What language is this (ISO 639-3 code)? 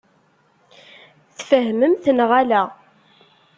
kab